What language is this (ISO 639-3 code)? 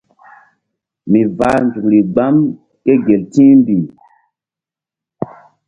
mdd